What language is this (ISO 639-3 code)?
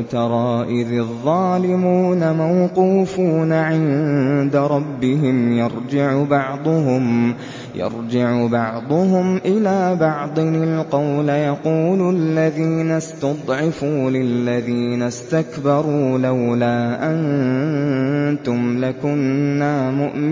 ara